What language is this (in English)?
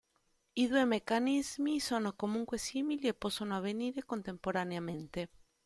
Italian